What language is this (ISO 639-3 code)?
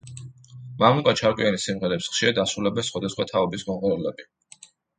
kat